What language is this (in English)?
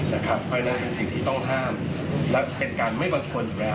Thai